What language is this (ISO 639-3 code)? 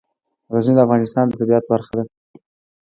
pus